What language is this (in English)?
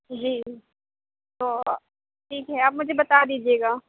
Urdu